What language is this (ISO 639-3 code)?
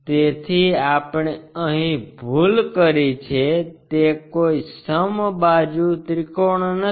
guj